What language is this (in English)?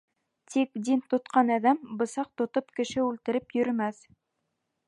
Bashkir